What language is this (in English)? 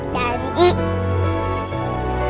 Indonesian